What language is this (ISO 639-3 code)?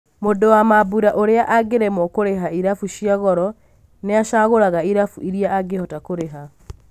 kik